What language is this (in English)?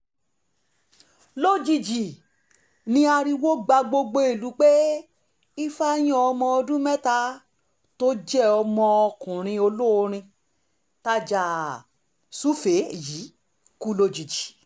Yoruba